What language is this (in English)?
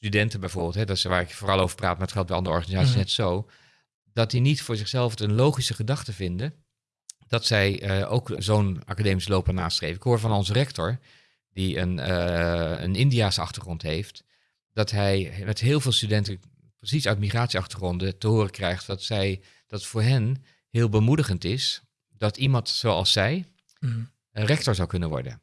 Dutch